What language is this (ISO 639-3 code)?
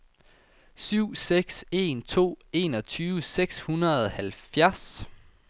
dan